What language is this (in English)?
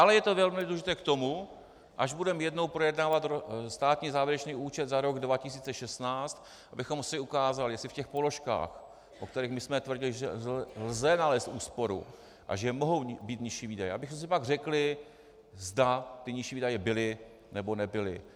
Czech